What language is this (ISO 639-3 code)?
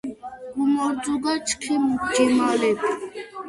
kat